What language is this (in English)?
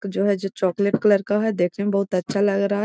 Magahi